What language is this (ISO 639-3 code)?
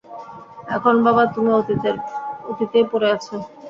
ben